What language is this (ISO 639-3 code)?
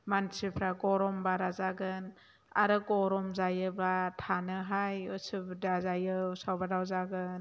brx